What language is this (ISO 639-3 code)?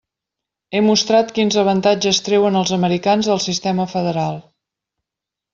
cat